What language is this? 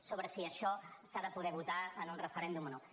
Catalan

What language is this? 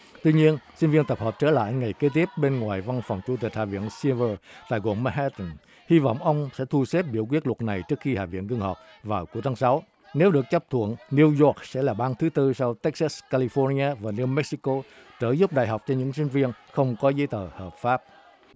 Vietnamese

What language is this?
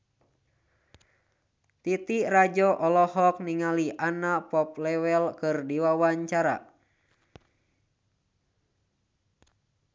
Sundanese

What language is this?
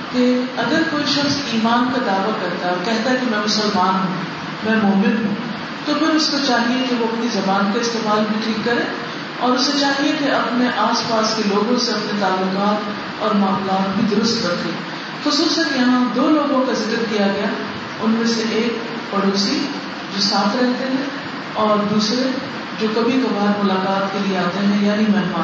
Urdu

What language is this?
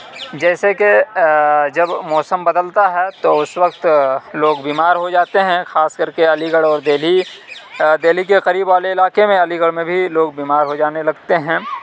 Urdu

